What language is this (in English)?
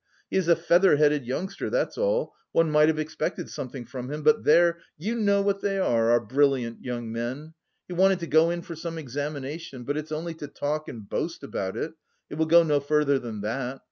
English